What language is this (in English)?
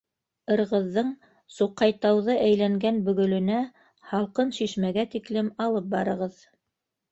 Bashkir